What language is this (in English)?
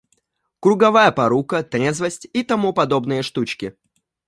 Russian